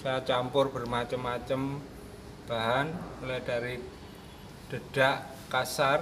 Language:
Indonesian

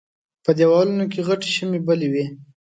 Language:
Pashto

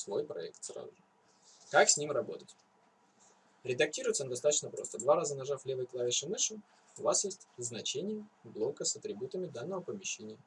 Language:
Russian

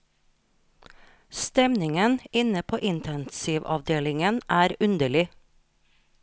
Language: Norwegian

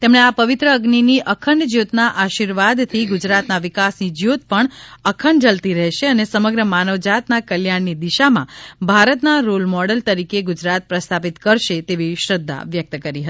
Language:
Gujarati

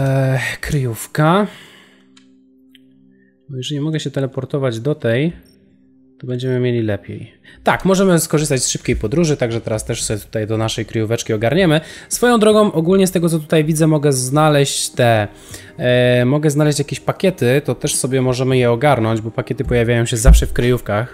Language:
Polish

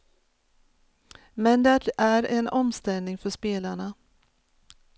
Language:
Swedish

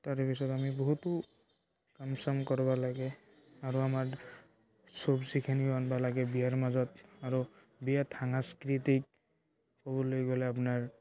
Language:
Assamese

